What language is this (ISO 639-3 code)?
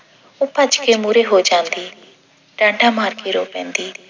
pan